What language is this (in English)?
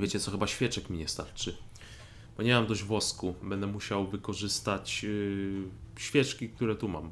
Polish